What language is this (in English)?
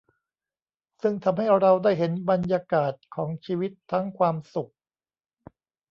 Thai